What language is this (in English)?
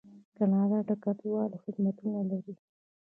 Pashto